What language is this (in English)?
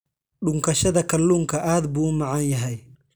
Somali